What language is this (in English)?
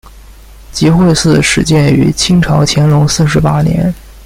Chinese